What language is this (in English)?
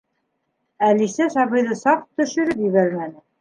Bashkir